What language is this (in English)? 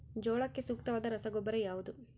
Kannada